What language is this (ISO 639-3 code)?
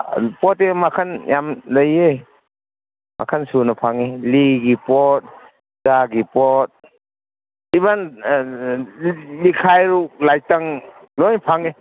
mni